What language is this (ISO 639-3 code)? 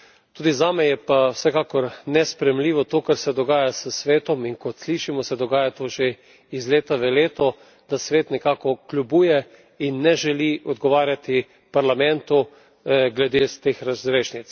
slv